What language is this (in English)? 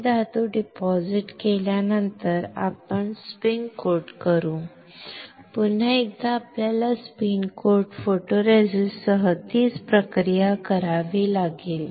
Marathi